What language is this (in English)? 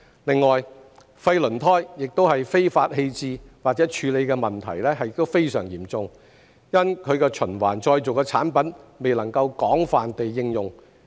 Cantonese